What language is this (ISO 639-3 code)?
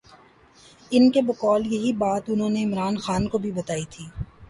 urd